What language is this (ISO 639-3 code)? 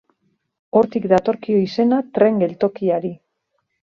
eus